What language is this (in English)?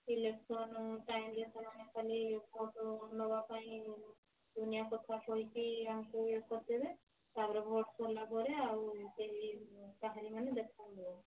Odia